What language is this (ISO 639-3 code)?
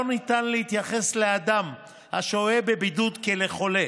heb